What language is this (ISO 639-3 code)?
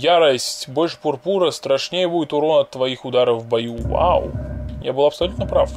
rus